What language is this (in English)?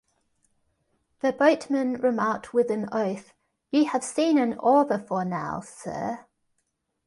English